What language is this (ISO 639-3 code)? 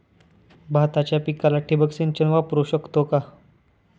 mar